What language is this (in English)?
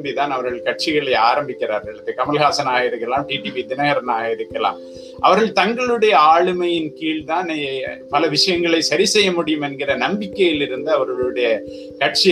Tamil